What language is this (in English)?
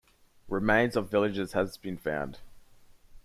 English